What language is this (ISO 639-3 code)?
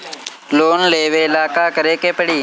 bho